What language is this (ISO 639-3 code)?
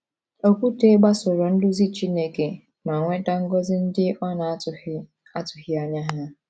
ibo